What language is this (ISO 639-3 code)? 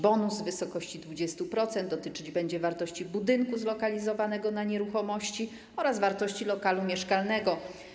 pol